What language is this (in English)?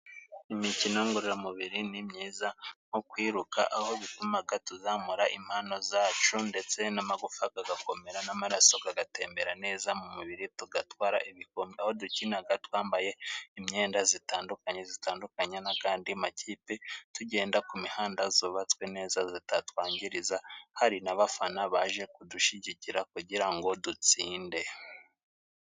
Kinyarwanda